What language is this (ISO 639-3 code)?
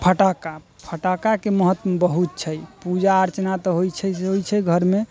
mai